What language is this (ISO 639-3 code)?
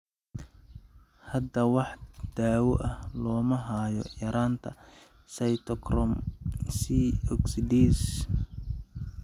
som